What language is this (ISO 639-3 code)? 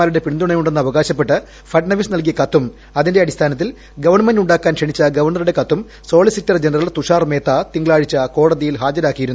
mal